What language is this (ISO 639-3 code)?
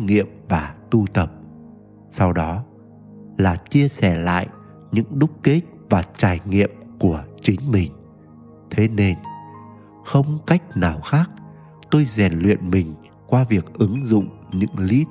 vie